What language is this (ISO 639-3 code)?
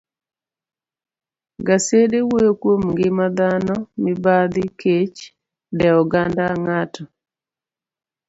luo